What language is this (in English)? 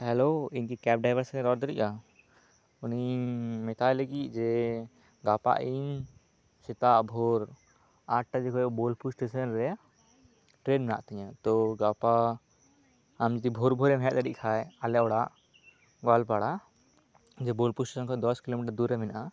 Santali